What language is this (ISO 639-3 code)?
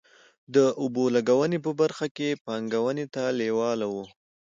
pus